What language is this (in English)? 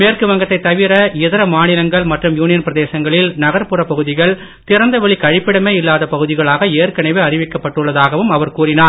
Tamil